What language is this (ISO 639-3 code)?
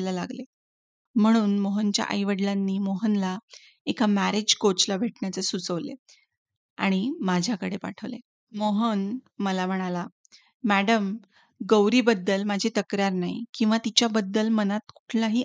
mar